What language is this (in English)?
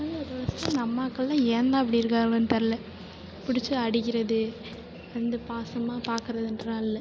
Tamil